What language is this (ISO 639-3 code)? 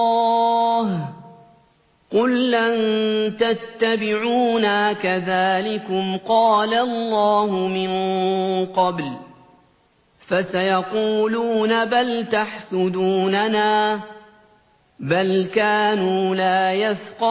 ara